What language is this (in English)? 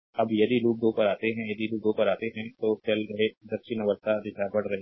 Hindi